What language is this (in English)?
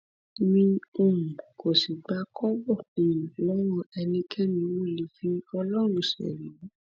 Yoruba